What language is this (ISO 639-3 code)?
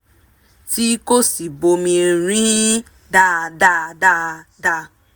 yor